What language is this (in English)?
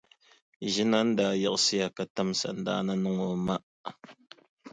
Dagbani